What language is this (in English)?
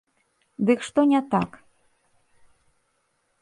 Belarusian